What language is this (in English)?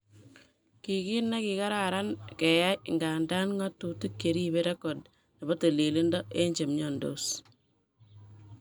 Kalenjin